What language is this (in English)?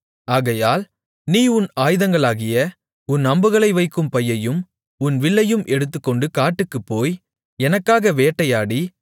Tamil